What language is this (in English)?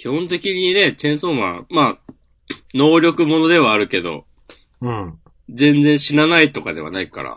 Japanese